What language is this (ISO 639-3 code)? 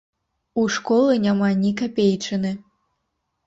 bel